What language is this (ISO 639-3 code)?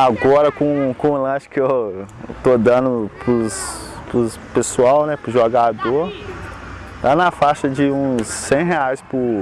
por